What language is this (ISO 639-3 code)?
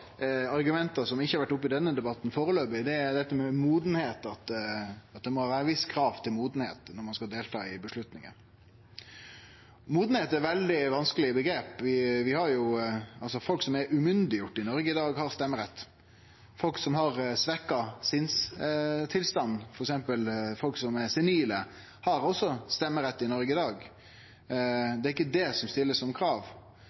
nno